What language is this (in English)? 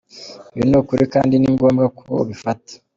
Kinyarwanda